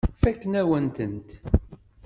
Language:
Kabyle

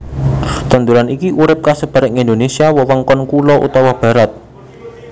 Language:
Javanese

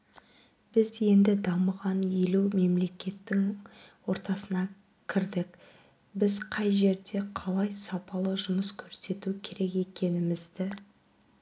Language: Kazakh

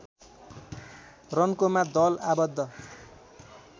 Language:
Nepali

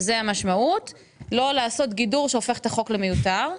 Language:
Hebrew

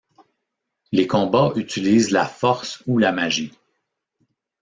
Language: French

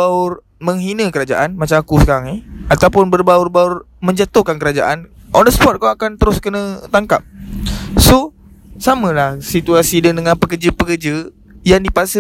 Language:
Malay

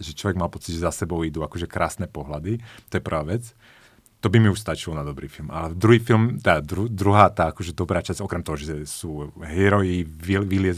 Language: Slovak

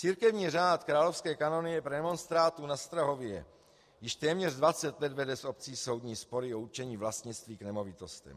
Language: Czech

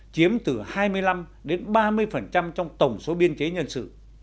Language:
Vietnamese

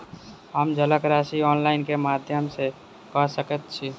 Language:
Maithili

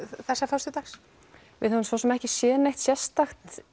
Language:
Icelandic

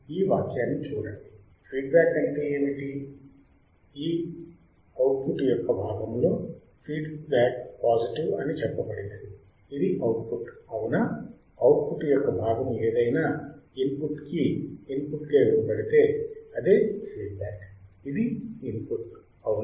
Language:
Telugu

